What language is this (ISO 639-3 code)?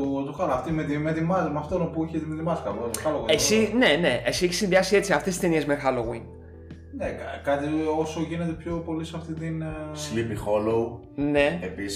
ell